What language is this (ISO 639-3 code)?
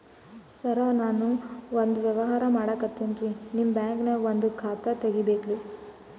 kan